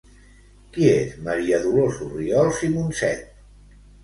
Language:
Catalan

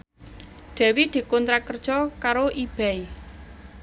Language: Javanese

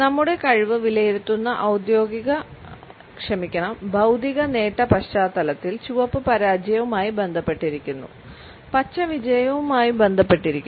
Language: Malayalam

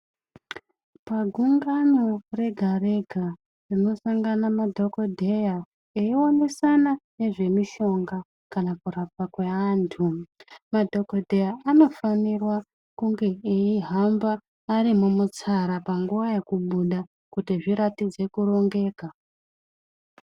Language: Ndau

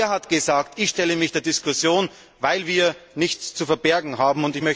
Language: German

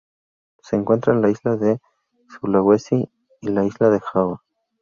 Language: Spanish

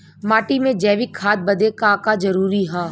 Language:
Bhojpuri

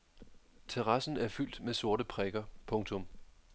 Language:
Danish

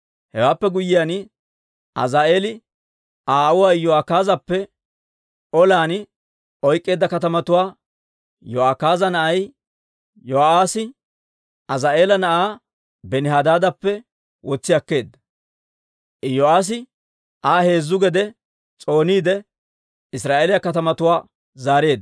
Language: Dawro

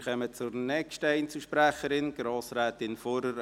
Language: Swiss German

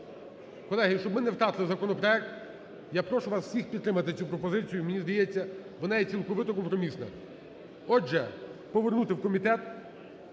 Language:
Ukrainian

